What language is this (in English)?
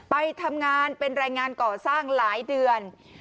Thai